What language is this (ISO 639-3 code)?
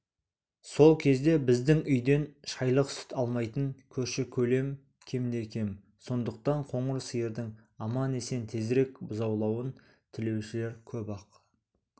kaz